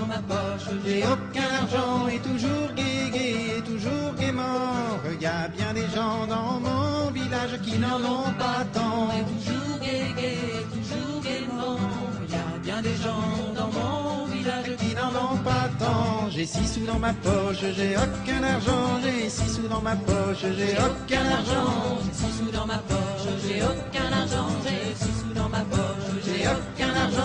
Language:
French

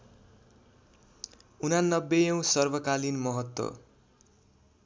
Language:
Nepali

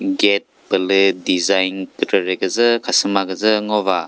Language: Chokri Naga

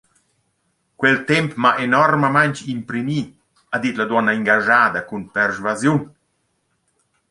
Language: Romansh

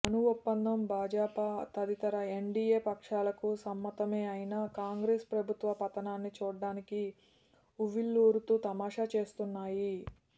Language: Telugu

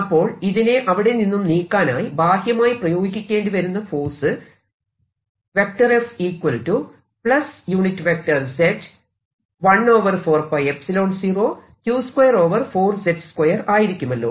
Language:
Malayalam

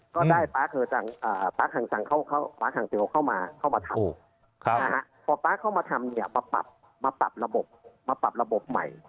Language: Thai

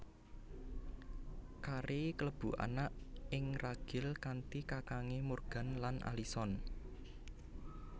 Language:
Javanese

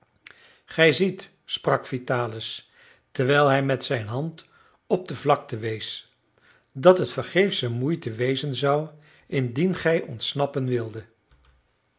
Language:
Dutch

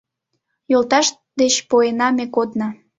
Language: Mari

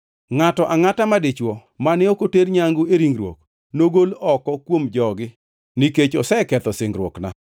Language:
Luo (Kenya and Tanzania)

